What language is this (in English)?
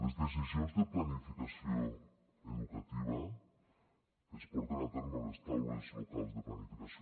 Catalan